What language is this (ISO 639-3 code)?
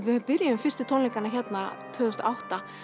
isl